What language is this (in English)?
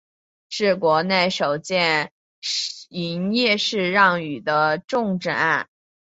Chinese